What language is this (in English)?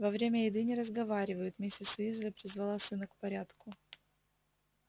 Russian